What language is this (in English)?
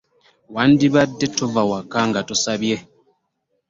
Ganda